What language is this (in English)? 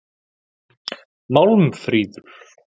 Icelandic